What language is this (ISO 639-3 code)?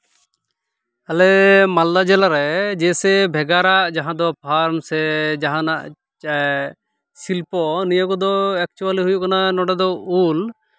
sat